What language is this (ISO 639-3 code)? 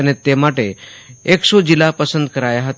guj